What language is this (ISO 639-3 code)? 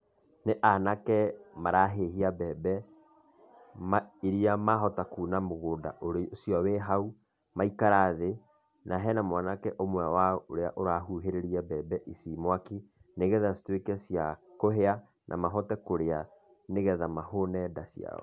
kik